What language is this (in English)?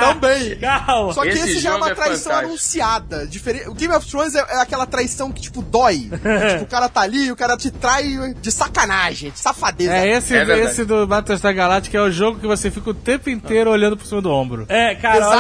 Portuguese